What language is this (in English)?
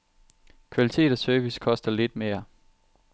Danish